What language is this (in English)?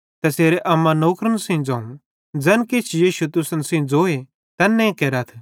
Bhadrawahi